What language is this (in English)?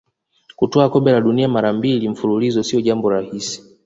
Swahili